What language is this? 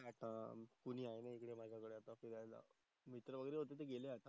Marathi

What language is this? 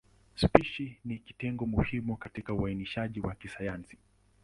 Swahili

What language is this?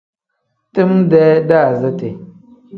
Tem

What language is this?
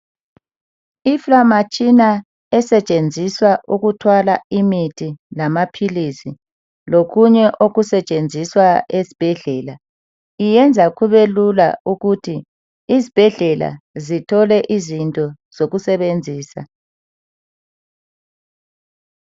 North Ndebele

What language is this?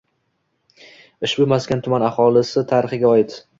Uzbek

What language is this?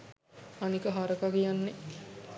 Sinhala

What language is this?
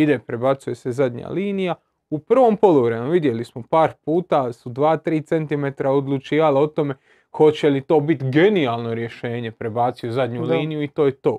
Croatian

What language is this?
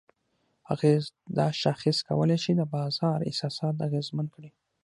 Pashto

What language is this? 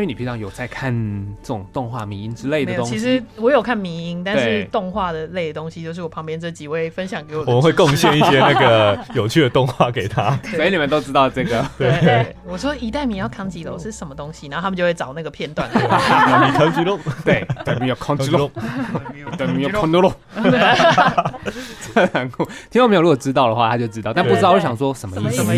Chinese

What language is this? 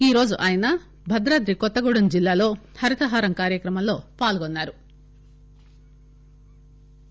Telugu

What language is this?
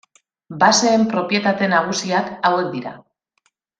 Basque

